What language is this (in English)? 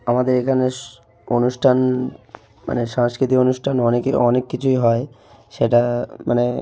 Bangla